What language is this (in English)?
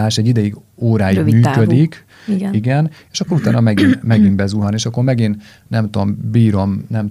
Hungarian